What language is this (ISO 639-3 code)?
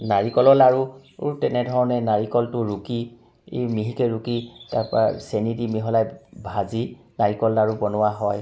asm